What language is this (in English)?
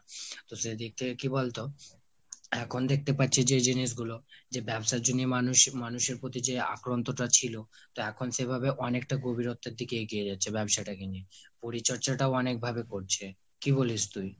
Bangla